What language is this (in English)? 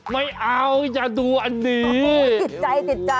Thai